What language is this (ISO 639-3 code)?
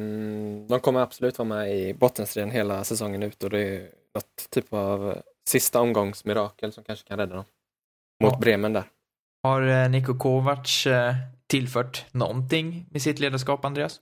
swe